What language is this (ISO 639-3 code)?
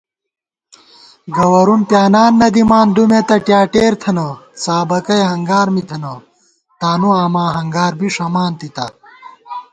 gwt